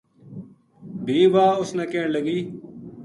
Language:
Gujari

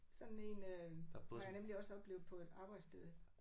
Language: Danish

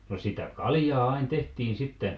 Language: Finnish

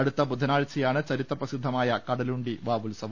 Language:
Malayalam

